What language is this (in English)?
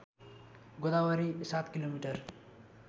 Nepali